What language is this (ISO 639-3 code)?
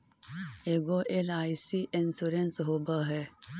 mag